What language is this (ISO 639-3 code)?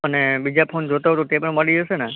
guj